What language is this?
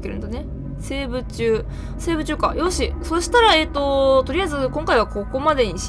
Japanese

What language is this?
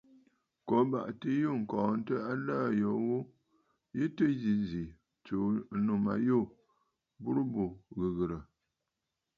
Bafut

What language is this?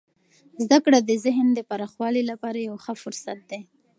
Pashto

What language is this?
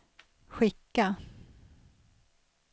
Swedish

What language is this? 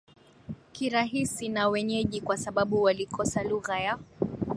Swahili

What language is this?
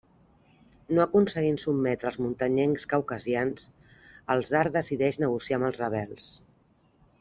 Catalan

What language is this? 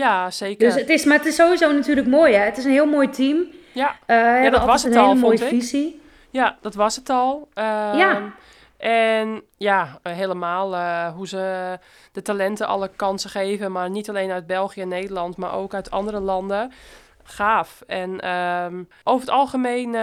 Dutch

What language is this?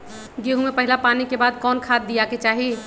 Magahi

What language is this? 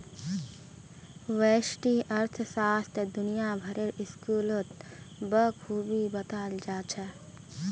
Magahi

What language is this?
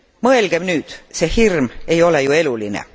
Estonian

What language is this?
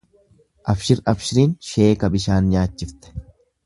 Oromo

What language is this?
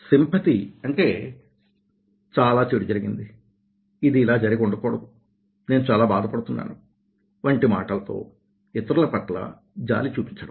Telugu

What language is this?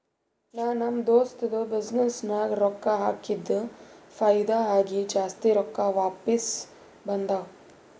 Kannada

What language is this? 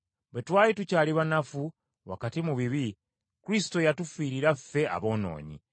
Ganda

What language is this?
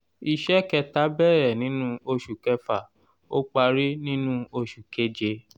Yoruba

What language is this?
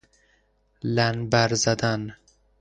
Persian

